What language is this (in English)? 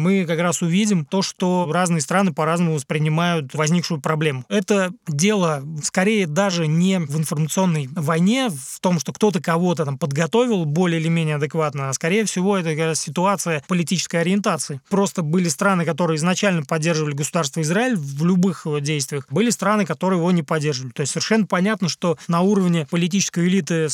Russian